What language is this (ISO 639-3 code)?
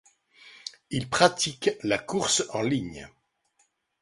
fra